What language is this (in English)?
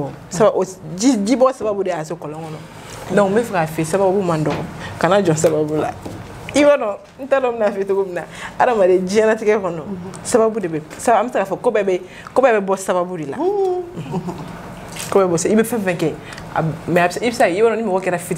French